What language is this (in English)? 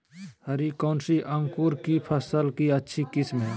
Magahi